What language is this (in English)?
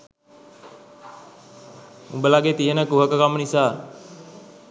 Sinhala